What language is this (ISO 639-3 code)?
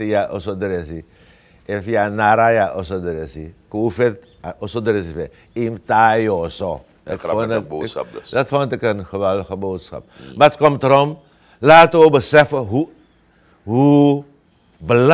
nld